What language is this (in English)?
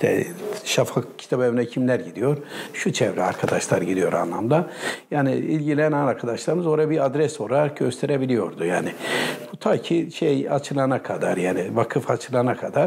Turkish